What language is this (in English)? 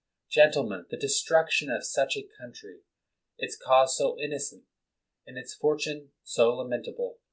English